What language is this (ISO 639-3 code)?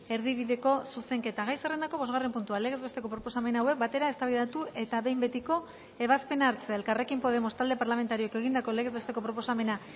eus